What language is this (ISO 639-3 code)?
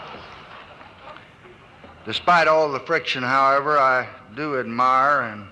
eng